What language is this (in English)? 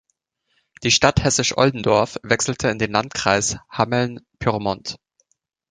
German